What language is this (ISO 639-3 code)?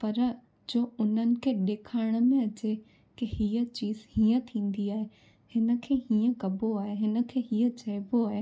snd